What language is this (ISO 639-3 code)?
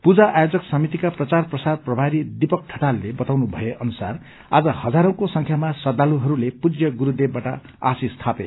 nep